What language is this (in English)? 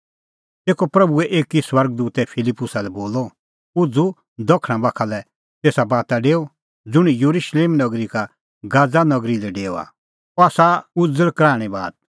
Kullu Pahari